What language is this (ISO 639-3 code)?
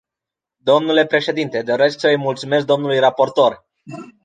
ron